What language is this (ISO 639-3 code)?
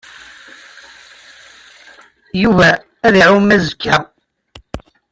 kab